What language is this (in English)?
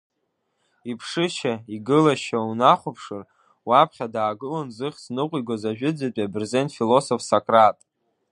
Abkhazian